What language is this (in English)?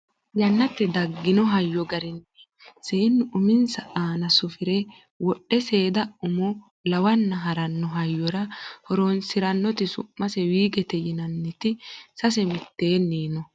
Sidamo